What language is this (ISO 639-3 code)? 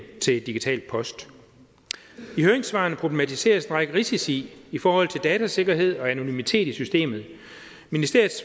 dan